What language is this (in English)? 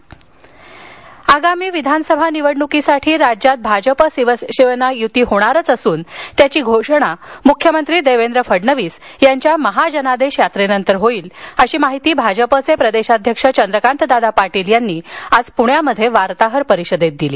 Marathi